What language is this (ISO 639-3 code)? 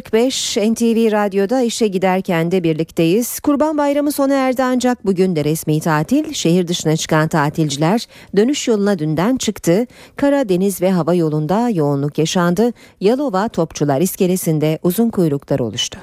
tur